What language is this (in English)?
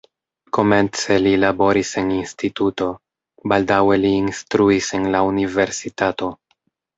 Esperanto